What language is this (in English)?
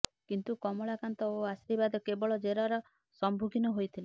Odia